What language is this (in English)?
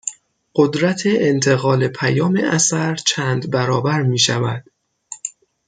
Persian